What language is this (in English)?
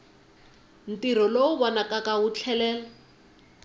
Tsonga